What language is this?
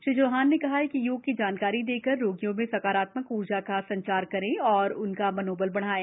Hindi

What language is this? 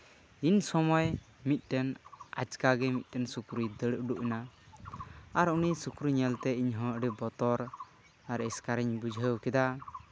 Santali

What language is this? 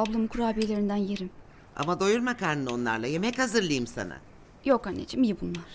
Turkish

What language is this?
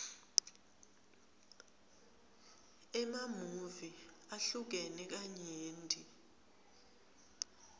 Swati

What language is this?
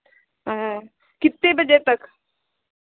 Hindi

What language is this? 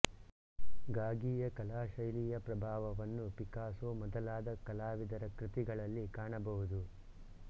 Kannada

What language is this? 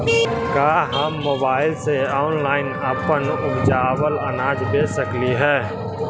Magahi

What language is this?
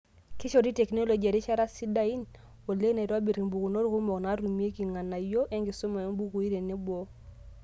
Masai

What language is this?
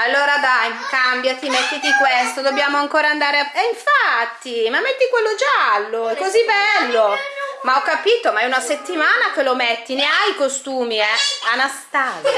Italian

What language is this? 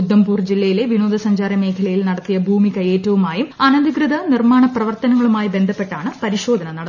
Malayalam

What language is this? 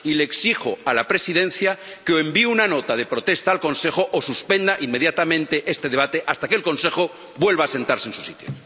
Spanish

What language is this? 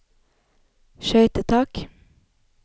Norwegian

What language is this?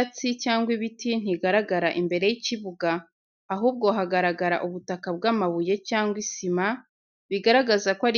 Kinyarwanda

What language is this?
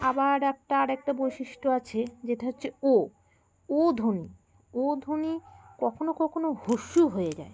Bangla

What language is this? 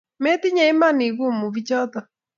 Kalenjin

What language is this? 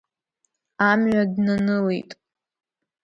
Abkhazian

